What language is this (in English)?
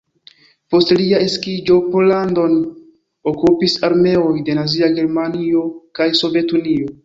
Esperanto